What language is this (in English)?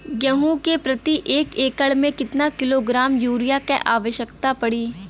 Bhojpuri